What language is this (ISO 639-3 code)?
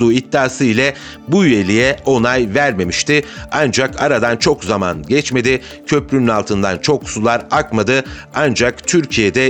tur